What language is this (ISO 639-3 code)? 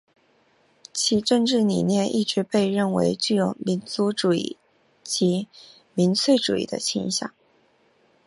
zho